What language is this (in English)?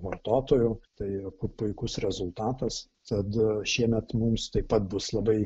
Lithuanian